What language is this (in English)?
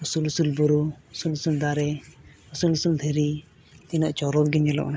Santali